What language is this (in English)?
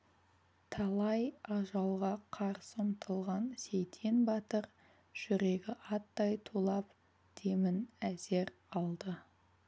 Kazakh